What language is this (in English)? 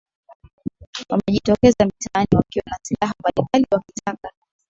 Swahili